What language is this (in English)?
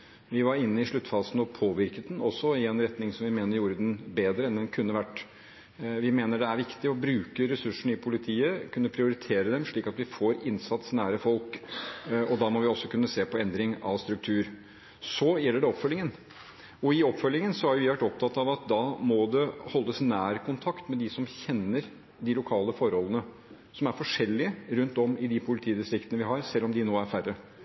Norwegian Bokmål